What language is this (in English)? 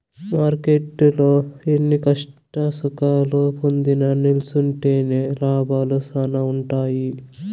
Telugu